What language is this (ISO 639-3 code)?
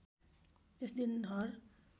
nep